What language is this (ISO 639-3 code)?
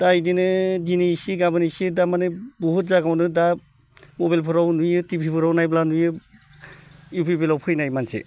brx